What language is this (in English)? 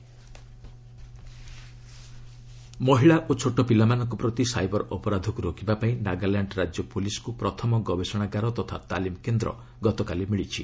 Odia